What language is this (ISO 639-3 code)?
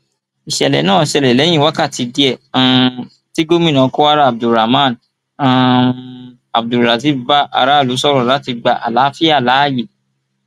yor